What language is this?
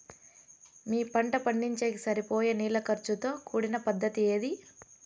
Telugu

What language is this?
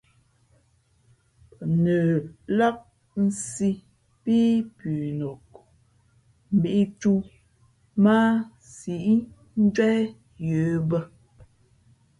Fe'fe'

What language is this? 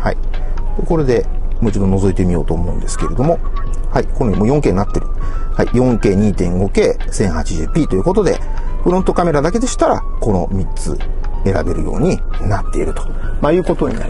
Japanese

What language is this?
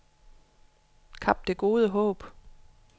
Danish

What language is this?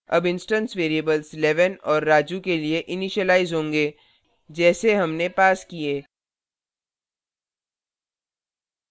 Hindi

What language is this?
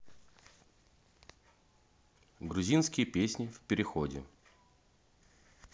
Russian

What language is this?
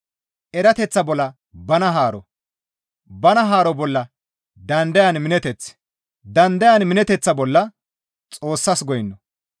Gamo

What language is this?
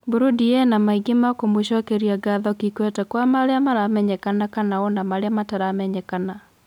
Kikuyu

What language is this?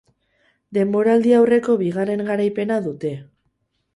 Basque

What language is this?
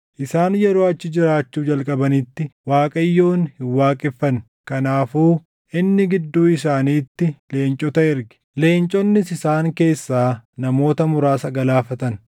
Oromo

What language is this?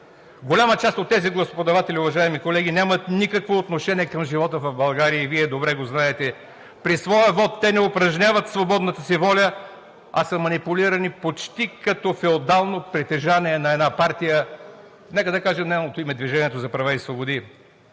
Bulgarian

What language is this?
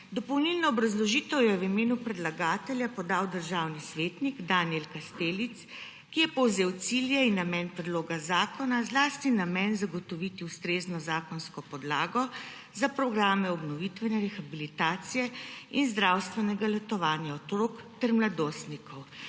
Slovenian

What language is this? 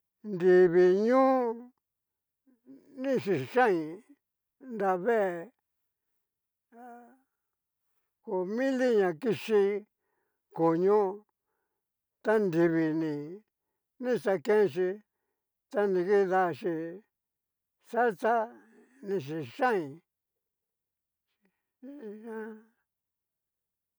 Cacaloxtepec Mixtec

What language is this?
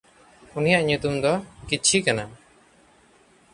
Santali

